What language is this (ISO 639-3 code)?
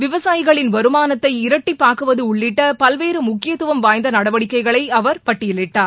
tam